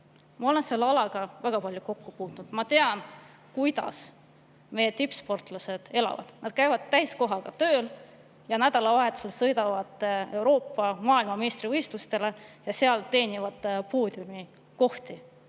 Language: Estonian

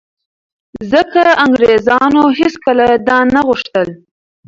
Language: Pashto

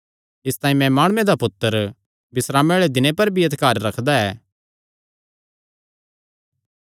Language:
Kangri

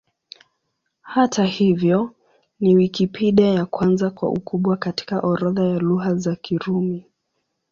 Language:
Swahili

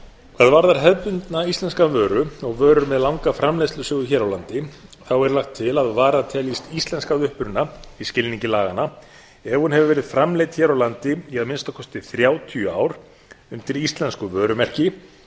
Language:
Icelandic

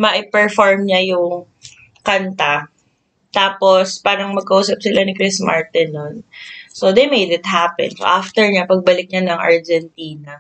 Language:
Filipino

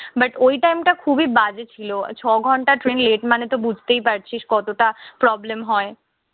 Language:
Bangla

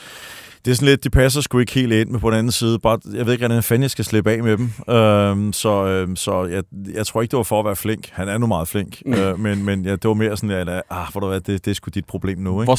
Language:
Danish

